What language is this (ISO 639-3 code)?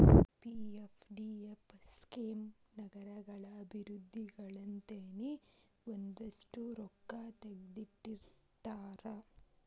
kan